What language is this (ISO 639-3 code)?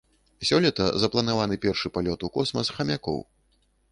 bel